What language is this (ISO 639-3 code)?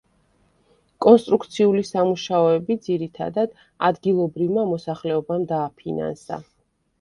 kat